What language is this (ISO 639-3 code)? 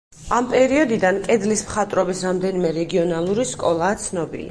kat